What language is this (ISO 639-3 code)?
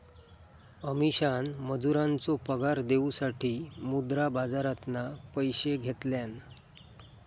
mar